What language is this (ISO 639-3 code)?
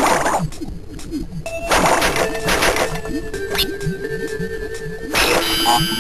eng